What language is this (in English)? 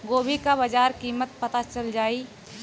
Bhojpuri